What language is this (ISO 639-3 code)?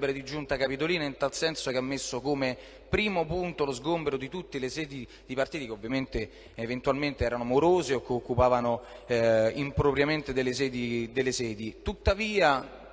ita